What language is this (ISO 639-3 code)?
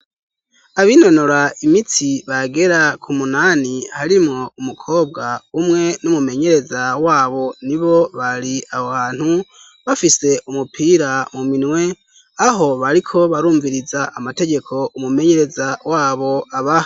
run